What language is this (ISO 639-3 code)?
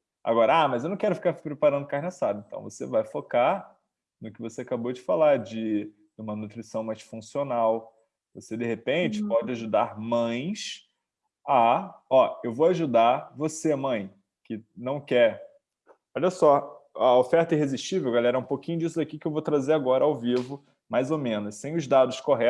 por